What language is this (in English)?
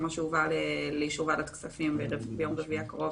Hebrew